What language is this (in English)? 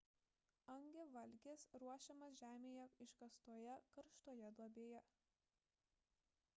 Lithuanian